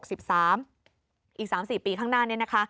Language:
Thai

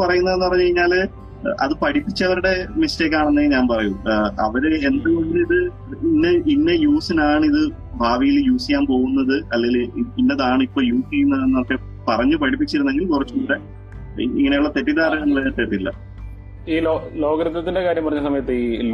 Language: Malayalam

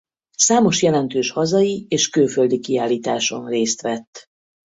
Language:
Hungarian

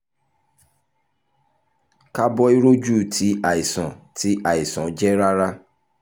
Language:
Yoruba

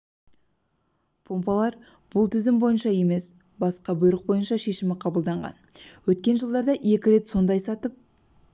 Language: Kazakh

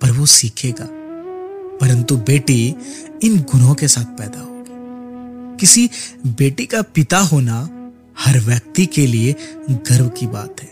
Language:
Hindi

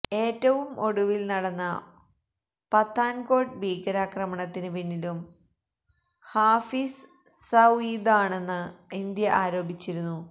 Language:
Malayalam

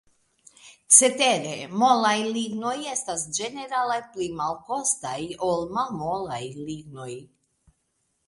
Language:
Esperanto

